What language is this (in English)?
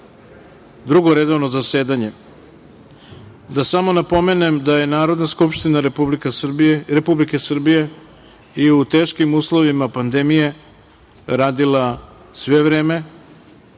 Serbian